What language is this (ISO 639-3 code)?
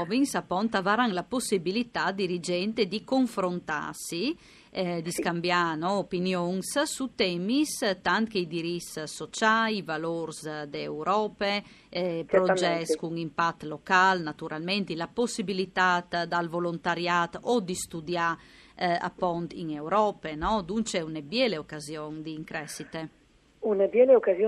ita